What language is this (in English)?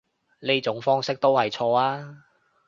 Cantonese